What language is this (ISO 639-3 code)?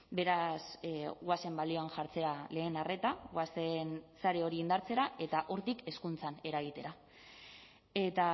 eus